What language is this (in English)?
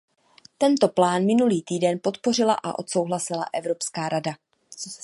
Czech